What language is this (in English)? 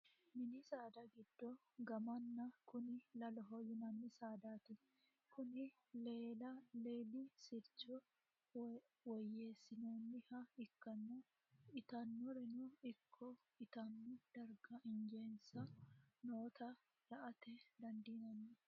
Sidamo